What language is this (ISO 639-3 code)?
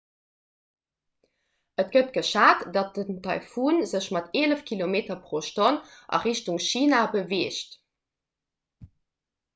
ltz